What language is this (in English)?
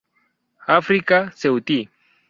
Spanish